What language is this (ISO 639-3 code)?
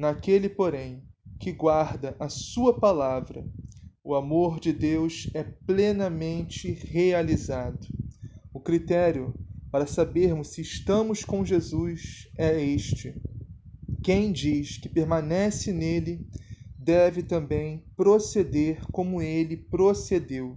por